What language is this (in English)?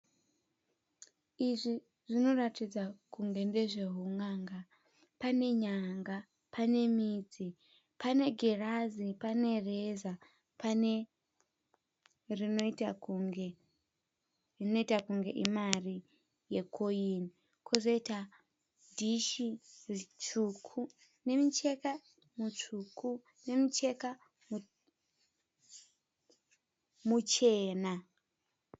Shona